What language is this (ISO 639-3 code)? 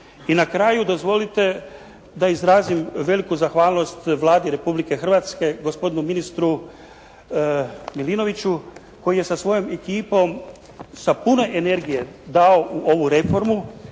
hrv